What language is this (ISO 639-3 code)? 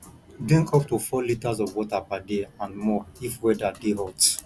pcm